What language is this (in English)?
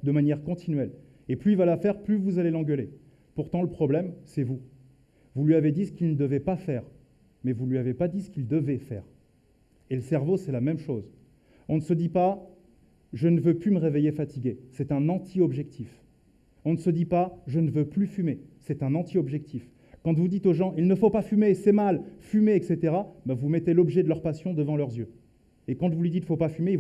French